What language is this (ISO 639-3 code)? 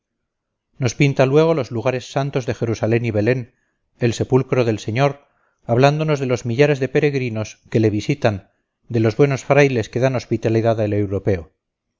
spa